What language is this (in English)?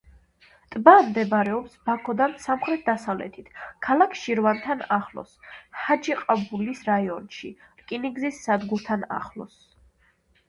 Georgian